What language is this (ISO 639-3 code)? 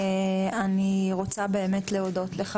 heb